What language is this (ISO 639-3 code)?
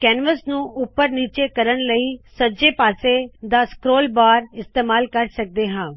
pan